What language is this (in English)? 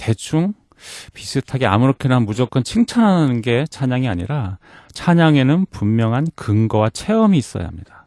Korean